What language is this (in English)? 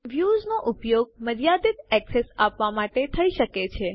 Gujarati